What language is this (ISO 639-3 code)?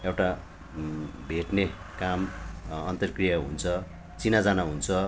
nep